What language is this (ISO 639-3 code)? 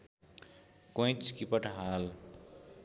nep